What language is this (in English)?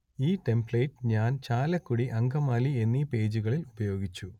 Malayalam